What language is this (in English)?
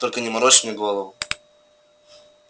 Russian